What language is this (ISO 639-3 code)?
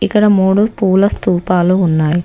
tel